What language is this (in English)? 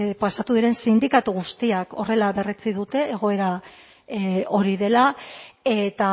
Basque